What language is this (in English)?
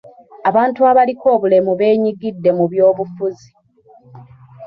Ganda